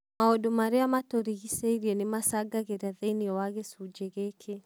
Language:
Kikuyu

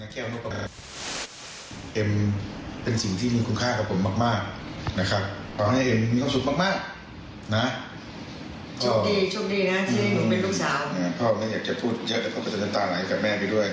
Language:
Thai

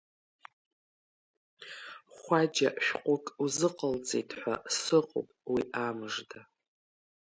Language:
Abkhazian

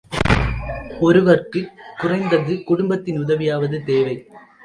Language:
Tamil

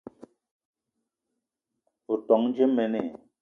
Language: Eton (Cameroon)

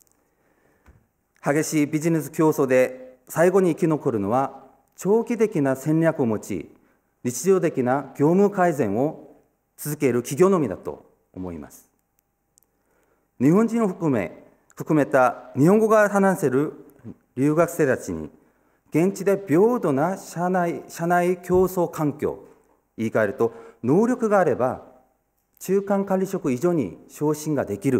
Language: Japanese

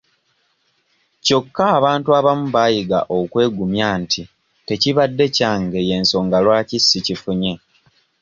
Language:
Ganda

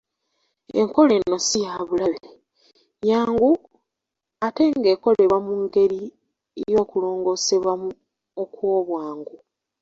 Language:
Ganda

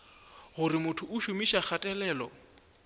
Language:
Northern Sotho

